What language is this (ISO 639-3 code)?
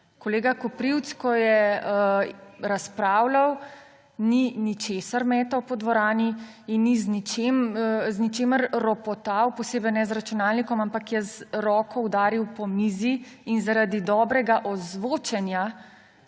slv